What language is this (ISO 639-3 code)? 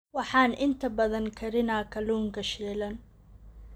som